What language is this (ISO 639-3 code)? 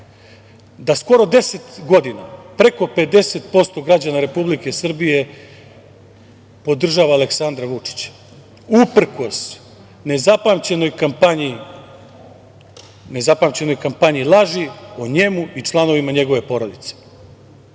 srp